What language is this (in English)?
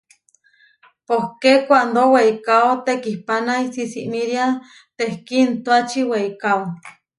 Huarijio